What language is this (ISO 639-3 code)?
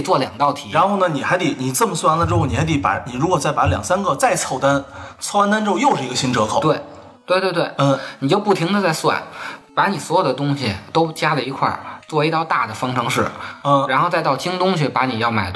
zho